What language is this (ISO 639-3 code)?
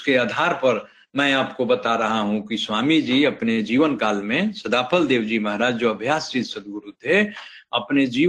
hin